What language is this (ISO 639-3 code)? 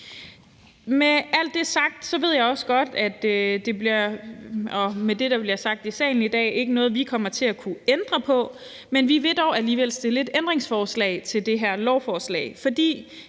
dan